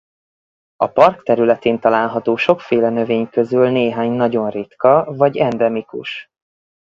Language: Hungarian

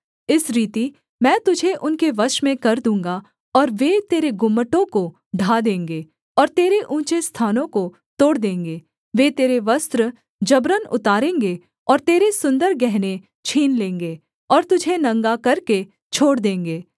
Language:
Hindi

